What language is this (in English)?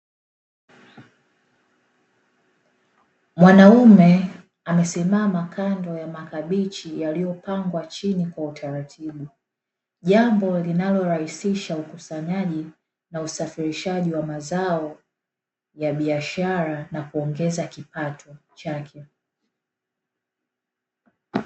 Swahili